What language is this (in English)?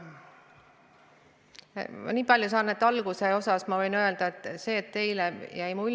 Estonian